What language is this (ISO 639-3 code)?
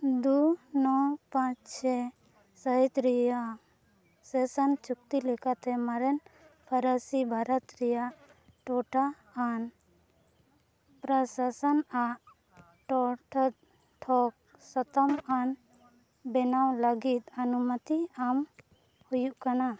sat